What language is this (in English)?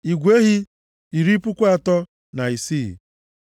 Igbo